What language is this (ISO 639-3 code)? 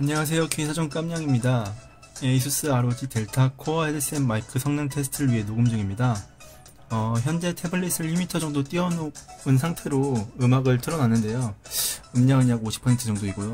kor